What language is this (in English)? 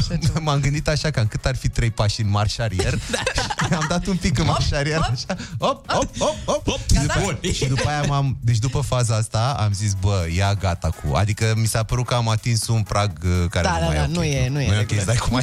Romanian